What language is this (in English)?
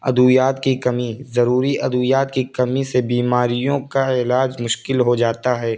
Urdu